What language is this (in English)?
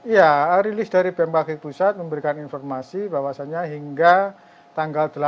Indonesian